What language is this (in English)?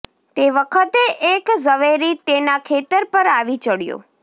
Gujarati